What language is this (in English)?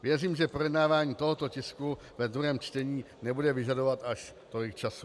Czech